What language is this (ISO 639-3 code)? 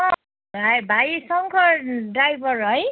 nep